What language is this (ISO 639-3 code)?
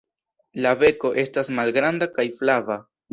epo